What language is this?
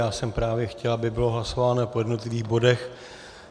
Czech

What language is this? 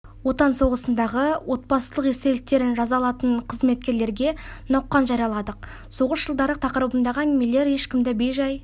Kazakh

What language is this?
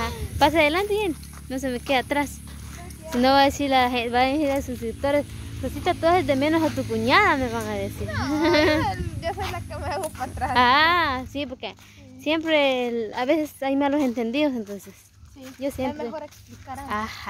Spanish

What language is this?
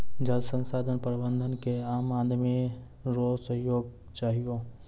Maithili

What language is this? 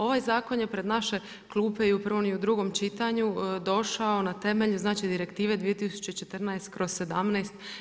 Croatian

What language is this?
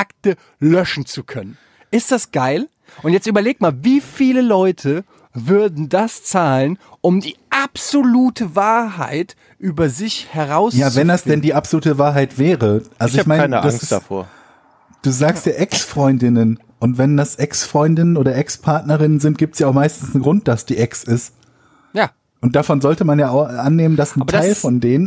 German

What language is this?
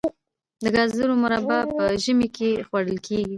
Pashto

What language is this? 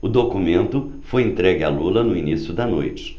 Portuguese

